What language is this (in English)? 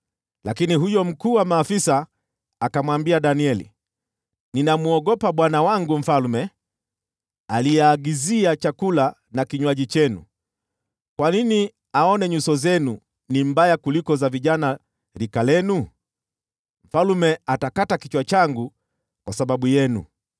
Swahili